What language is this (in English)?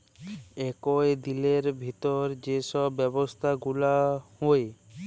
Bangla